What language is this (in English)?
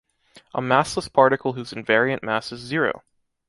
English